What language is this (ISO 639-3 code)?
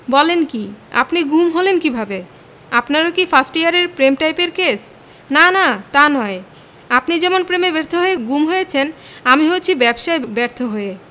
ben